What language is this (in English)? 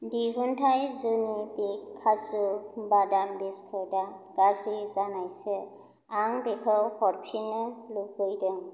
Bodo